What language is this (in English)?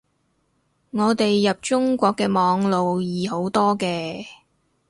Cantonese